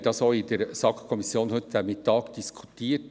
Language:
Swiss German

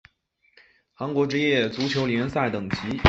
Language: Chinese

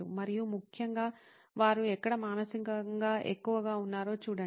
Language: Telugu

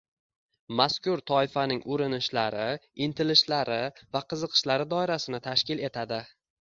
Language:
Uzbek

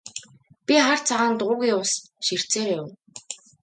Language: Mongolian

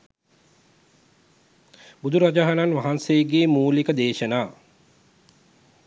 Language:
Sinhala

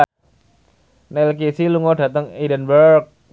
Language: Javanese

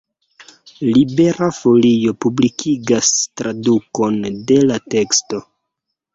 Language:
Esperanto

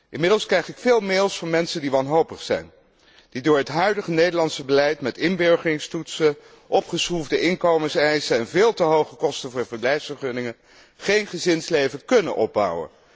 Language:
Dutch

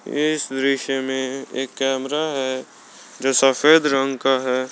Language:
Hindi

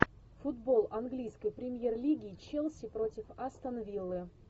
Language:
Russian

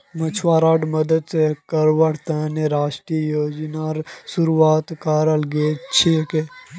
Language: Magahi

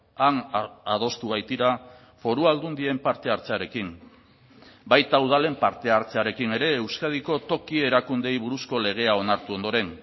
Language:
Basque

